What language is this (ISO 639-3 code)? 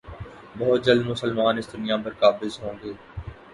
urd